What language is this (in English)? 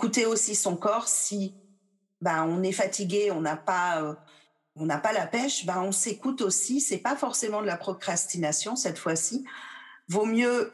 French